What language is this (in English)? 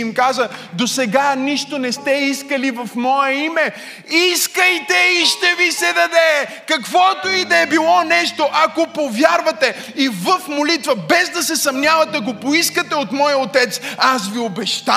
Bulgarian